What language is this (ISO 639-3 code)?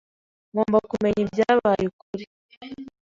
kin